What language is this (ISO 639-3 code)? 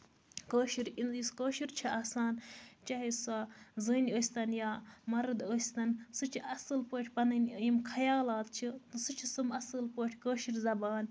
kas